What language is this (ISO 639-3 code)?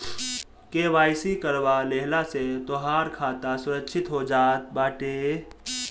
bho